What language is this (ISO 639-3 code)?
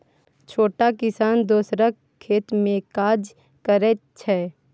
mai